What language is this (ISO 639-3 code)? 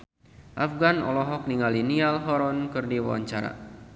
sun